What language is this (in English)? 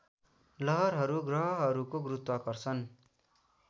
Nepali